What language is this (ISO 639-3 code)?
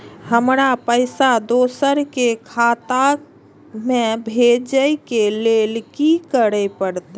mai